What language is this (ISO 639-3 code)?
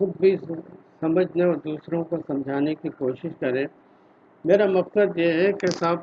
urd